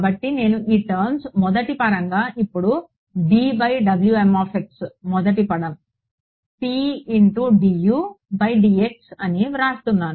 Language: Telugu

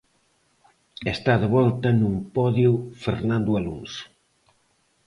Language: Galician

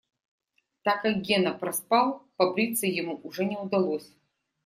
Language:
Russian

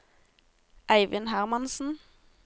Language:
Norwegian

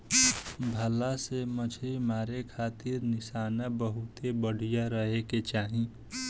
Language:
Bhojpuri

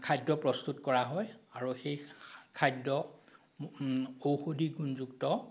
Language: Assamese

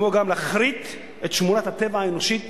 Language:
Hebrew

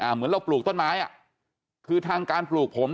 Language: Thai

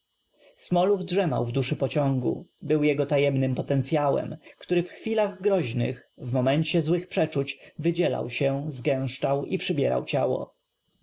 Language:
Polish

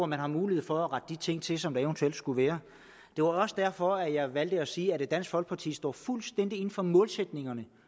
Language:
Danish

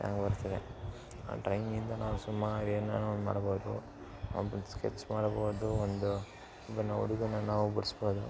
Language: Kannada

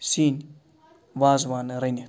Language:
Kashmiri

